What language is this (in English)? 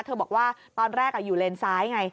Thai